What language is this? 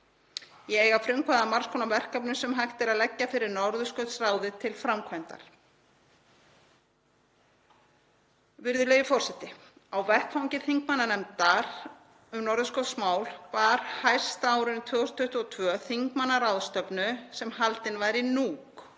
Icelandic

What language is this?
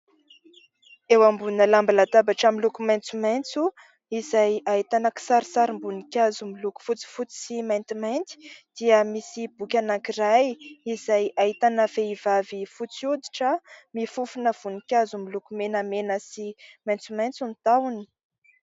Malagasy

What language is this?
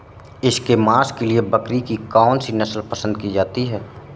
Hindi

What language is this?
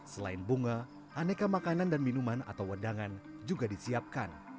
Indonesian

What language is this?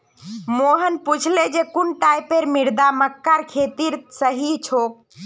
Magahi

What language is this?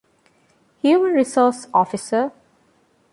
Divehi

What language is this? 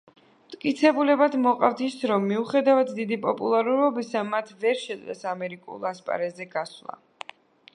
Georgian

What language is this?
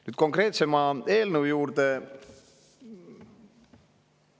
Estonian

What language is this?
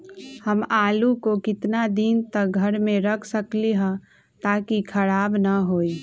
Magahi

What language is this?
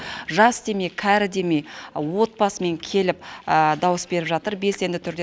Kazakh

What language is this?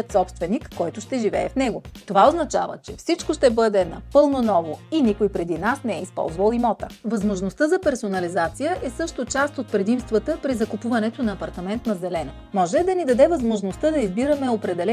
Bulgarian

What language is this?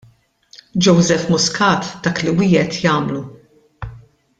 Maltese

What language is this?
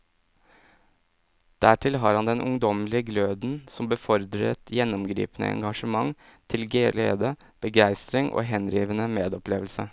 Norwegian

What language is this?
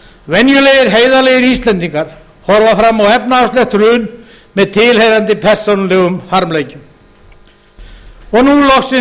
Icelandic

